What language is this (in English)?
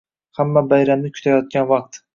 Uzbek